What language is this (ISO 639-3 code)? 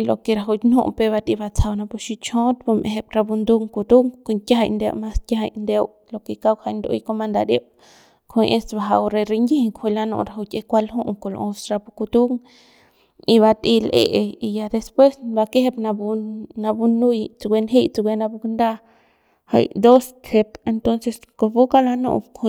pbs